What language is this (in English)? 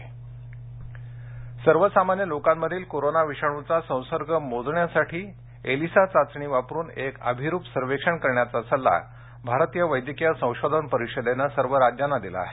Marathi